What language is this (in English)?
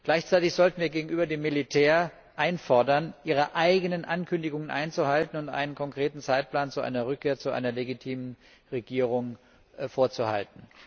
German